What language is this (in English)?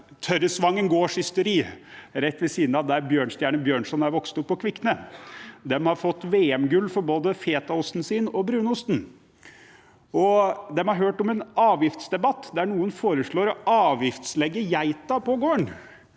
Norwegian